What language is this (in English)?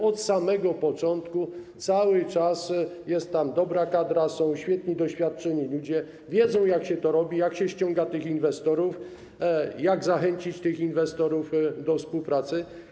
Polish